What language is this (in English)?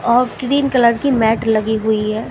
Hindi